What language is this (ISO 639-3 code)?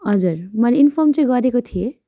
nep